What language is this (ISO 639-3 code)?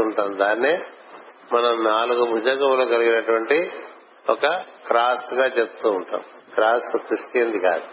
tel